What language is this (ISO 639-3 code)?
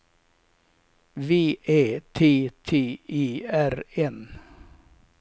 swe